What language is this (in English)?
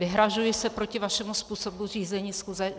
Czech